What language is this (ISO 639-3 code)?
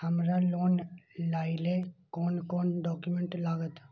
mai